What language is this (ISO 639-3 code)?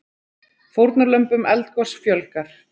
isl